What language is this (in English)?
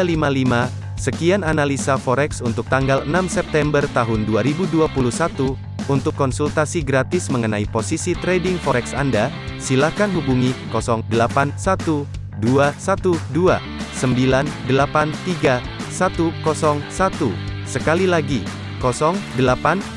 Indonesian